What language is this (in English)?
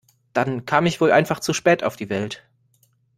German